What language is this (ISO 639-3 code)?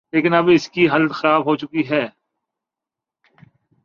urd